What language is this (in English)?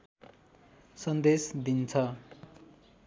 Nepali